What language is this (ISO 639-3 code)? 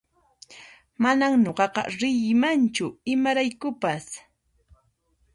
qxp